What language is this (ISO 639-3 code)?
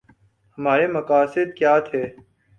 urd